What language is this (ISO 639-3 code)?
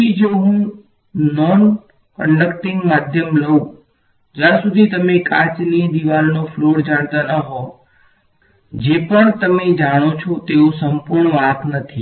guj